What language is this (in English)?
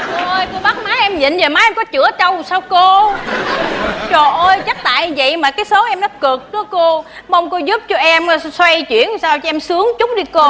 Vietnamese